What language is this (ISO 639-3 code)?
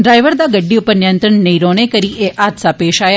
doi